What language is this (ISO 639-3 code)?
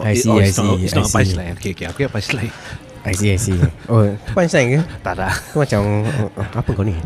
msa